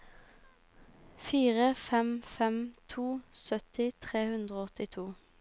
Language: Norwegian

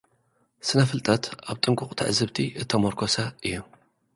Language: Tigrinya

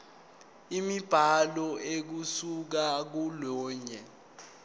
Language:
Zulu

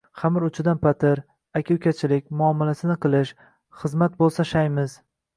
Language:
Uzbek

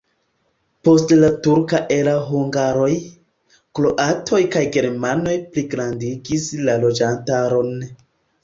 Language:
Esperanto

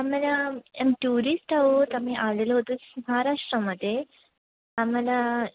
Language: Marathi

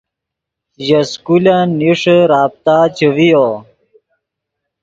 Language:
Yidgha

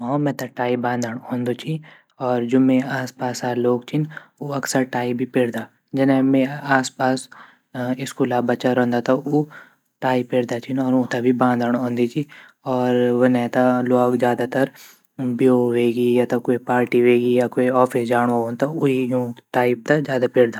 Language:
Garhwali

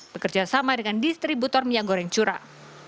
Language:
Indonesian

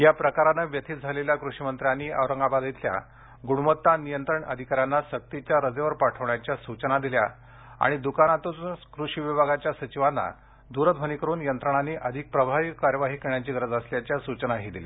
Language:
Marathi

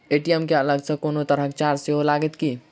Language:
Maithili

